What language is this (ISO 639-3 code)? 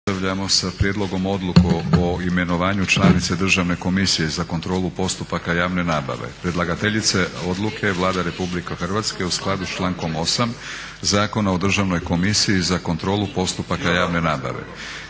hrv